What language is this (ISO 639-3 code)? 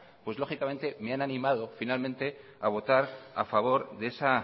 spa